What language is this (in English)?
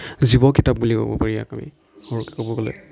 Assamese